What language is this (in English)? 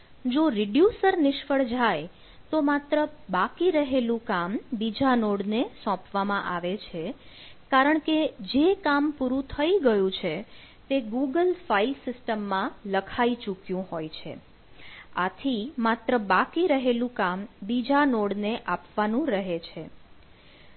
Gujarati